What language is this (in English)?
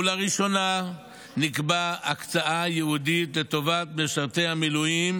Hebrew